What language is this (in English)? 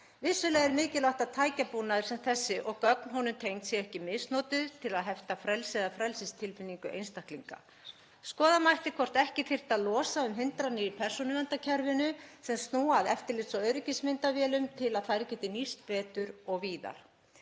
Icelandic